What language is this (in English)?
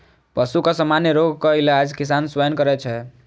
Maithili